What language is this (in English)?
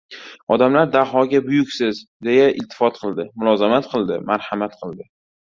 Uzbek